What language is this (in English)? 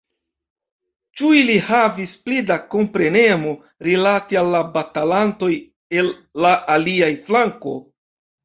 Esperanto